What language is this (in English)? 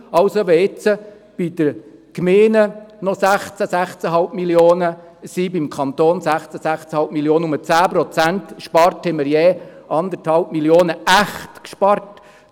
Swiss German